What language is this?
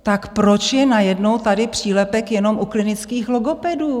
Czech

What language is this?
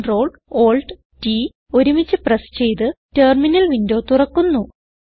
Malayalam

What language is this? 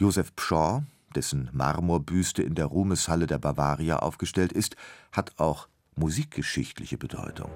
German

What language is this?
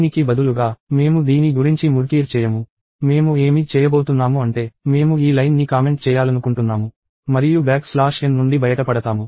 Telugu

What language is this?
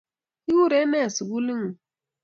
Kalenjin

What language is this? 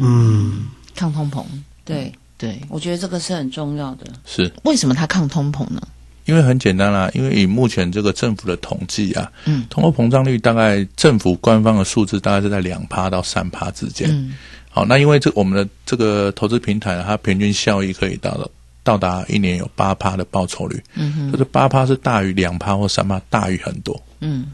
Chinese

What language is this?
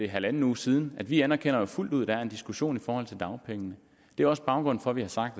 Danish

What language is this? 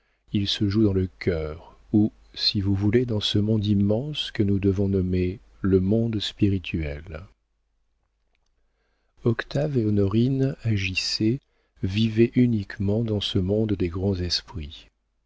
French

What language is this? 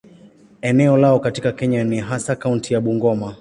Swahili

